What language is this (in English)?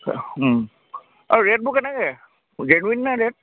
Assamese